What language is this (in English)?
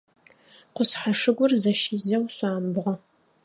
Adyghe